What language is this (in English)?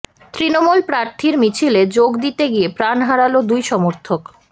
Bangla